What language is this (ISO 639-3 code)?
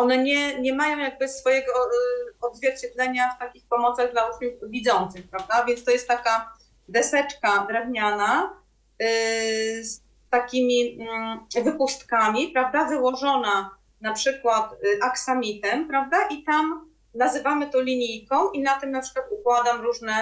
pol